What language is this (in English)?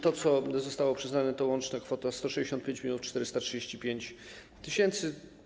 Polish